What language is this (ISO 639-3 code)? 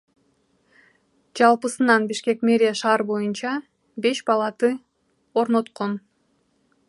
kir